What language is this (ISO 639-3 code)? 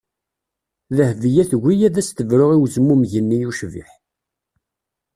kab